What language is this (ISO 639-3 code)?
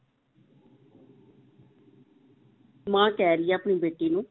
pan